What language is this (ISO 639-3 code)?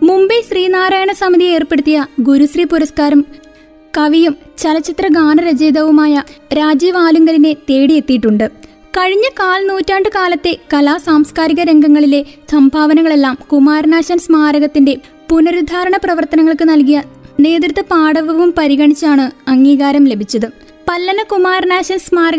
mal